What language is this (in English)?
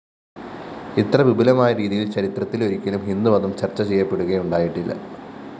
Malayalam